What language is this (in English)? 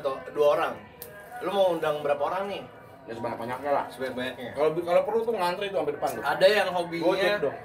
Indonesian